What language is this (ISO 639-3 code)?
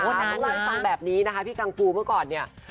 tha